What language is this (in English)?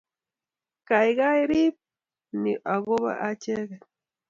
Kalenjin